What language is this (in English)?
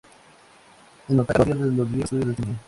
Spanish